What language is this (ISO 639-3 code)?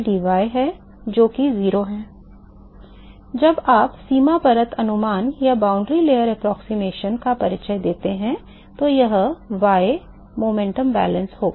hin